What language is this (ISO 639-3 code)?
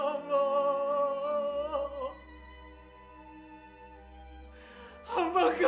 ind